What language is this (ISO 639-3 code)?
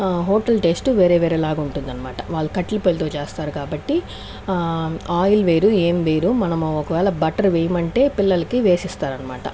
tel